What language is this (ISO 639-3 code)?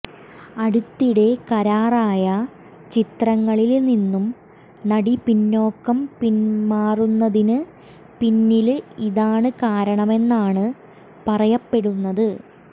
mal